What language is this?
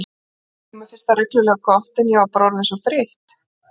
Icelandic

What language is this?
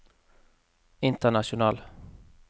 Norwegian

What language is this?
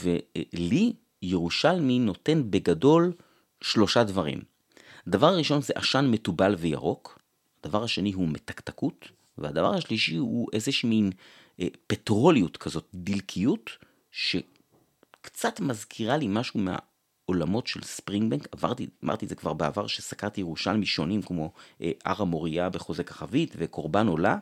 Hebrew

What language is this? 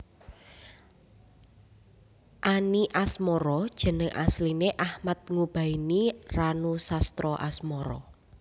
Javanese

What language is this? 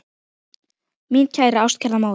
Icelandic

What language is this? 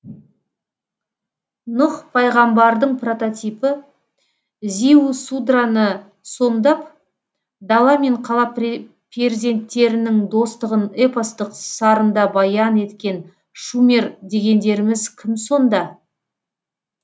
Kazakh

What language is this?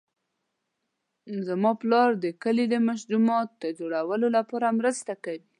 Pashto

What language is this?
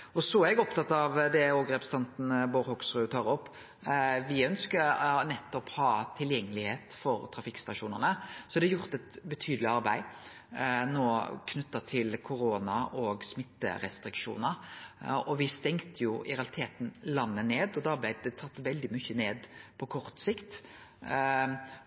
Norwegian Nynorsk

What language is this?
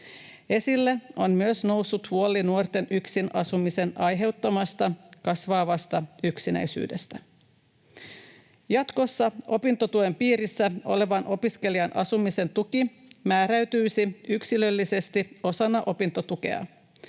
Finnish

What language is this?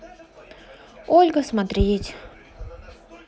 Russian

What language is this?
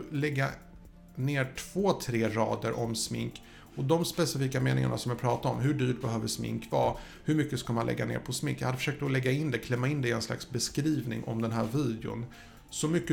Swedish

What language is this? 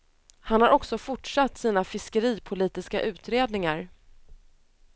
Swedish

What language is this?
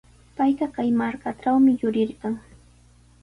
Sihuas Ancash Quechua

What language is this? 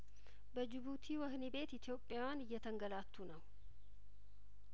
Amharic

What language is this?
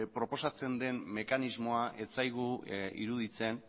Basque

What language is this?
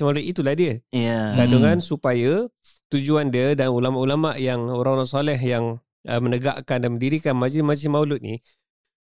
Malay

